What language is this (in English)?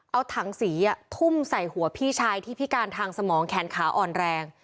Thai